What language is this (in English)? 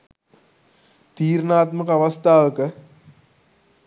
Sinhala